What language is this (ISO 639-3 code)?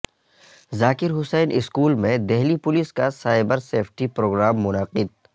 urd